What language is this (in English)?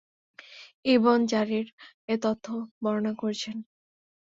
Bangla